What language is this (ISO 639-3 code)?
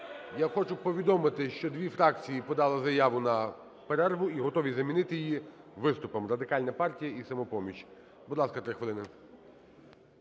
ukr